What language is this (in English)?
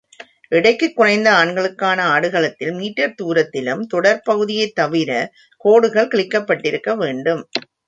Tamil